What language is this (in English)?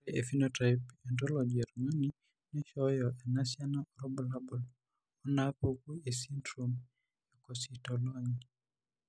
Masai